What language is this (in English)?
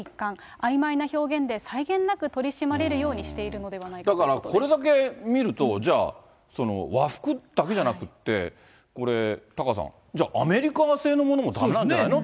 Japanese